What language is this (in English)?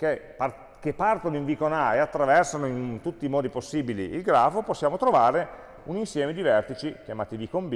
Italian